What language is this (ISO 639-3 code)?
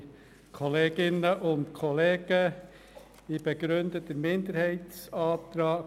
gsw